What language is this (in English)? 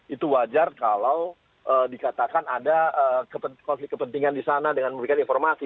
Indonesian